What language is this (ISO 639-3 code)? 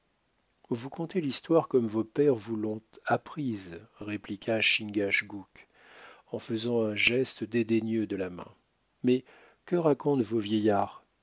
fra